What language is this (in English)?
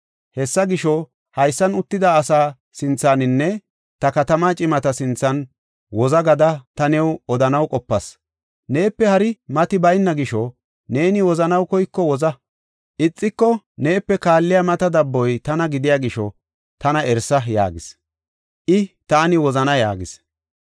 Gofa